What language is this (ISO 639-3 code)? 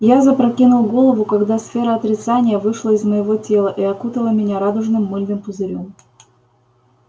rus